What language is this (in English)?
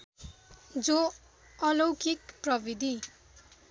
Nepali